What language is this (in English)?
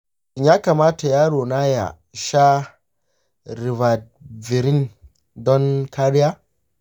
Hausa